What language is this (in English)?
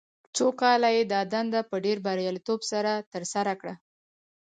Pashto